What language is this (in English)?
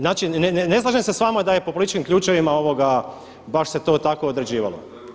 Croatian